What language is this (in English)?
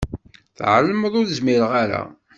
Kabyle